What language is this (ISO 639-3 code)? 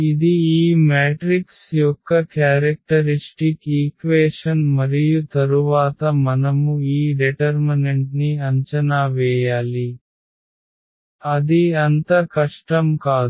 tel